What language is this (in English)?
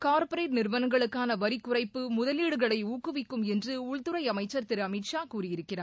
Tamil